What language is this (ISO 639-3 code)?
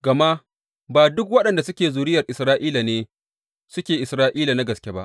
hau